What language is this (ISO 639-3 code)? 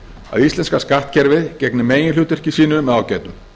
isl